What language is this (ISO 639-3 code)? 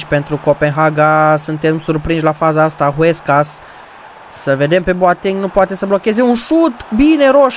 ron